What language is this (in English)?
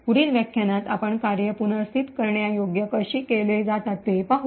Marathi